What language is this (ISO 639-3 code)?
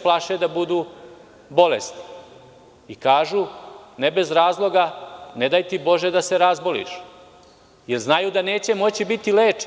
srp